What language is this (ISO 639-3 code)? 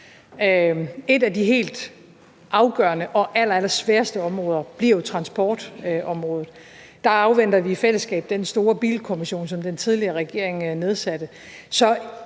dan